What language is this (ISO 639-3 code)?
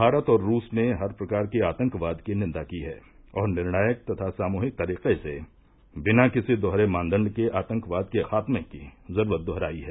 hin